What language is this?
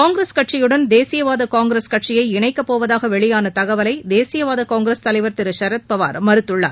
Tamil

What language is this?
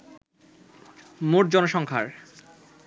Bangla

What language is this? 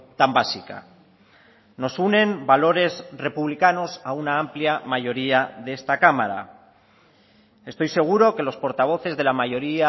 Spanish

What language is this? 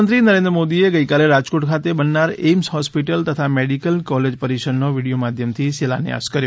Gujarati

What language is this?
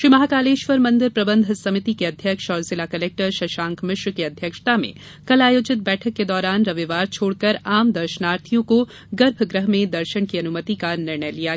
Hindi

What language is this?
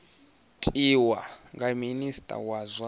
Venda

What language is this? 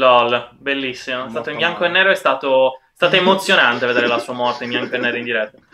Italian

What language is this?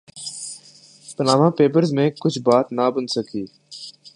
Urdu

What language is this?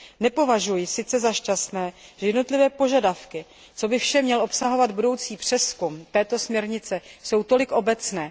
Czech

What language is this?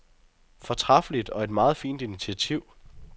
Danish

